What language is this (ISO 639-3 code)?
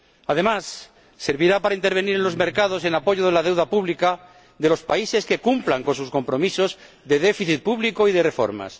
spa